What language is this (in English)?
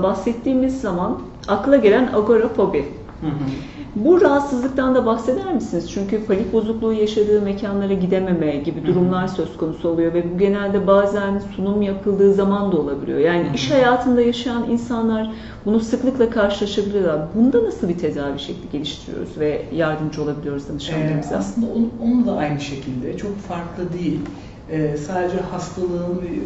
Turkish